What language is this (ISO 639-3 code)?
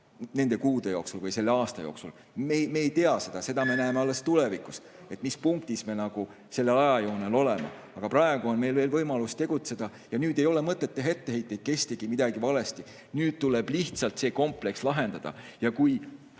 est